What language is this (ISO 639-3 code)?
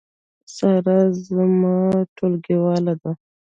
pus